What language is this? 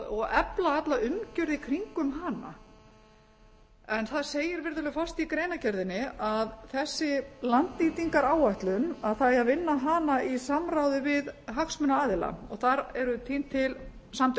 Icelandic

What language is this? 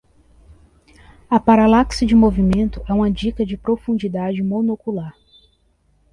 Portuguese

